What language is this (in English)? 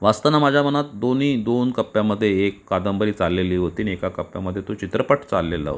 Marathi